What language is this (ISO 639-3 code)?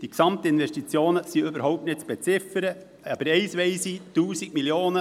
gsw